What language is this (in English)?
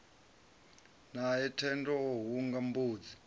Venda